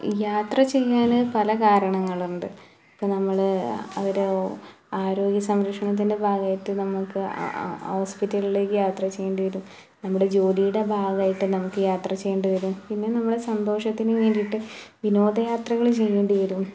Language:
Malayalam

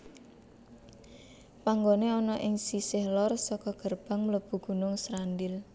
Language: Javanese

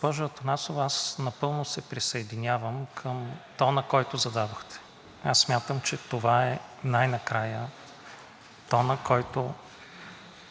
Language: Bulgarian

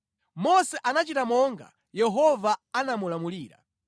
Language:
Nyanja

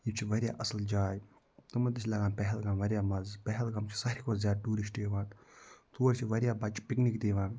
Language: Kashmiri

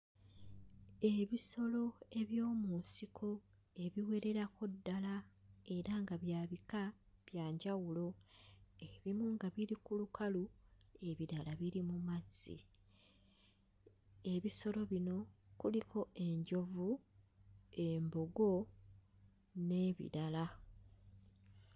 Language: Ganda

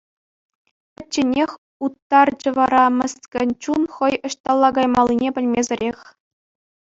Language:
Chuvash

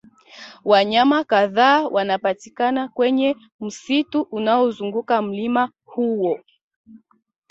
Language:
Swahili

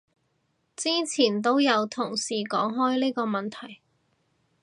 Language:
Cantonese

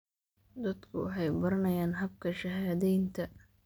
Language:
Somali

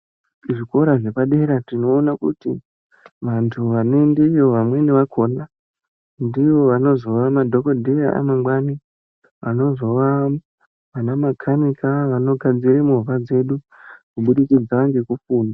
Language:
Ndau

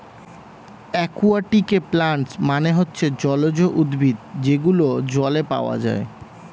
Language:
Bangla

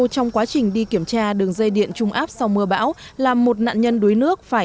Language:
Vietnamese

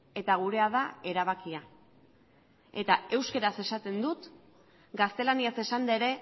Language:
Basque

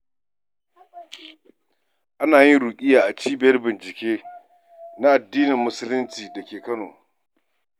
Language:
Hausa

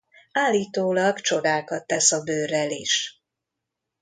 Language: Hungarian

